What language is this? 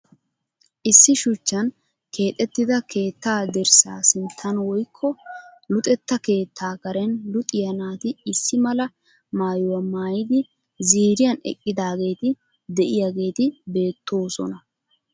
Wolaytta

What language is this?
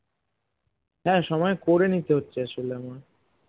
Bangla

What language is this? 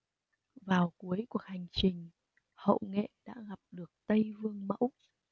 Vietnamese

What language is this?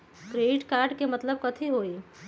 Magahi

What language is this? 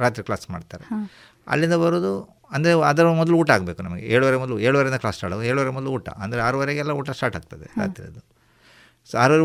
Kannada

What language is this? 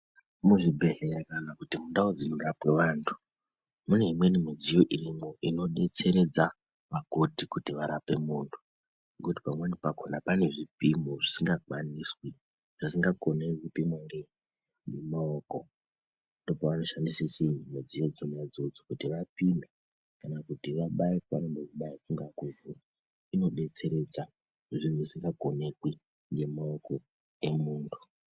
Ndau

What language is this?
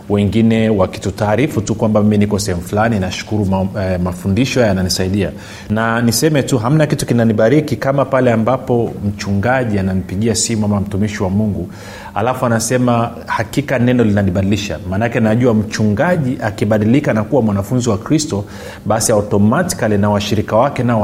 Swahili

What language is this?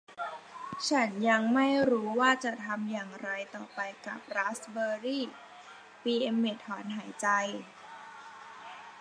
Thai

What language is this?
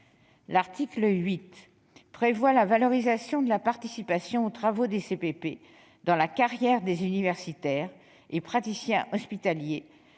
French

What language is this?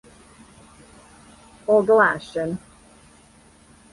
Serbian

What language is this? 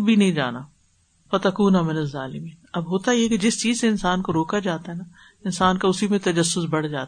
Urdu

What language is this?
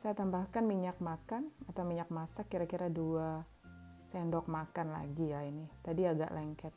Indonesian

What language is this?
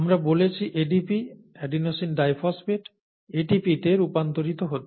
Bangla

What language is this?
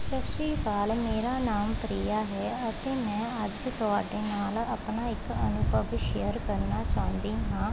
Punjabi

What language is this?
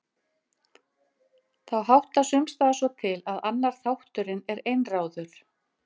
Icelandic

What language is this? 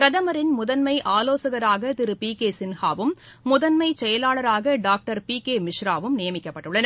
Tamil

